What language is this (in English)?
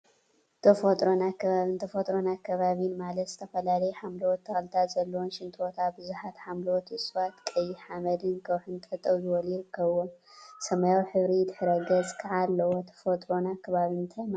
Tigrinya